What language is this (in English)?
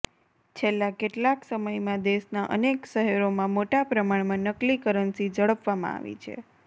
Gujarati